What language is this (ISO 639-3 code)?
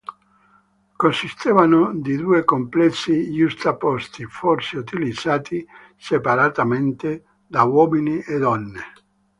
ita